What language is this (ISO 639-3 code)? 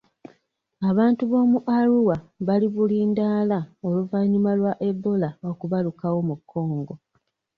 lug